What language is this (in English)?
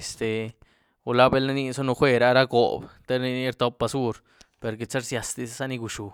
Güilá Zapotec